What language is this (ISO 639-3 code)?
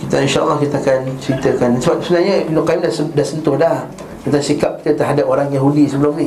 msa